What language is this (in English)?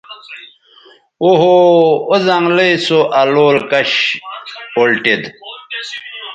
Bateri